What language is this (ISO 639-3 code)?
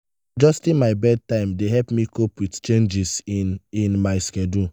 pcm